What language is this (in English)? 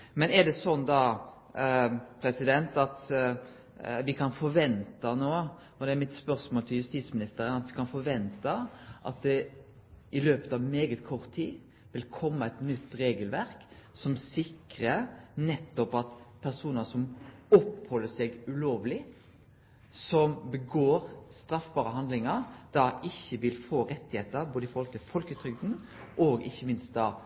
Norwegian